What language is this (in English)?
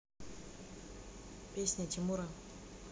Russian